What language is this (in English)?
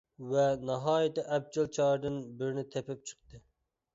Uyghur